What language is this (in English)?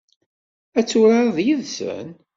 Kabyle